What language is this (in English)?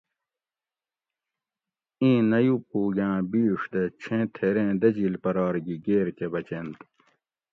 Gawri